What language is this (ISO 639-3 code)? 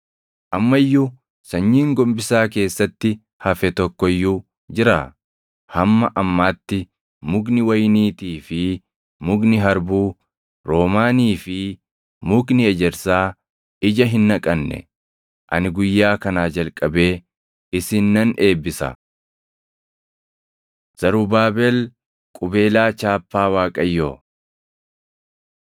orm